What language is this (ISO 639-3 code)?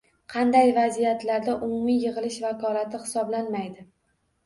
uzb